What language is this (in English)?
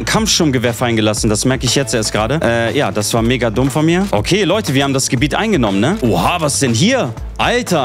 German